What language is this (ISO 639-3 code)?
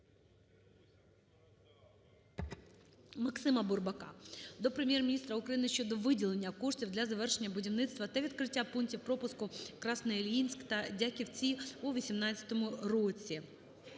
ukr